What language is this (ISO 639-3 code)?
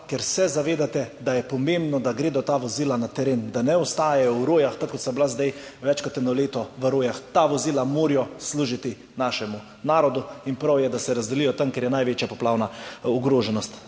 slv